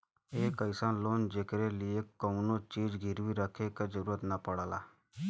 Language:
Bhojpuri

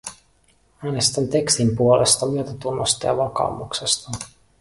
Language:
Finnish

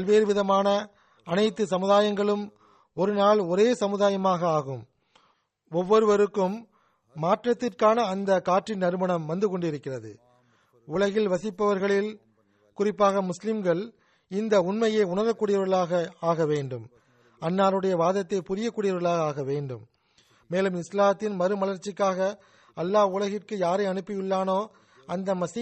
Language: Tamil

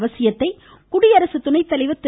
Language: Tamil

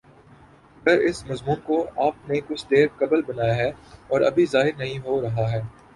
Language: Urdu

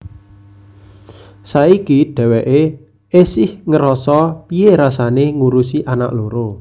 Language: Javanese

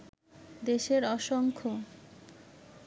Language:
Bangla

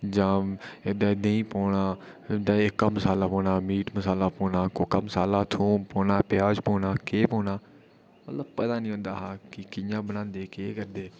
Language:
Dogri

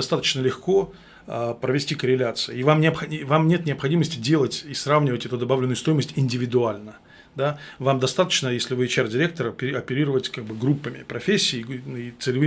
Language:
Russian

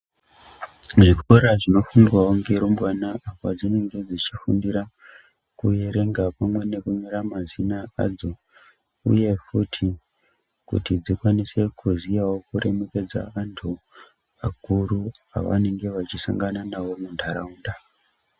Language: Ndau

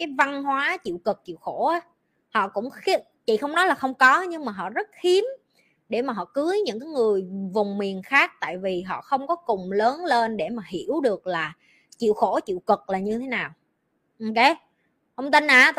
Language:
Vietnamese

